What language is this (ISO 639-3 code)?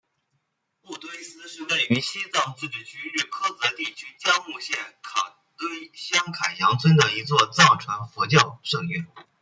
zho